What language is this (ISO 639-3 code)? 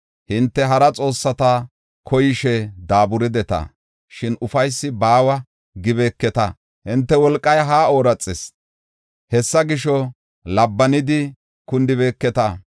gof